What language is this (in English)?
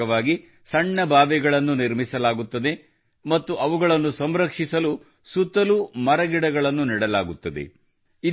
Kannada